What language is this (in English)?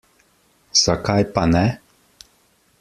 Slovenian